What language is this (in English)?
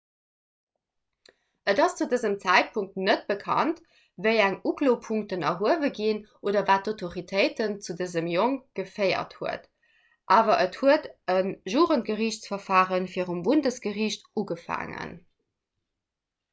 Luxembourgish